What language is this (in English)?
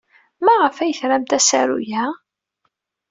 Kabyle